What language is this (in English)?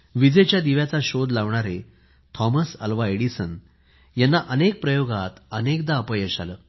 Marathi